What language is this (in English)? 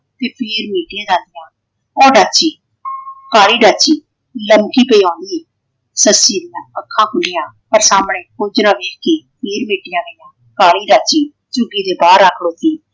Punjabi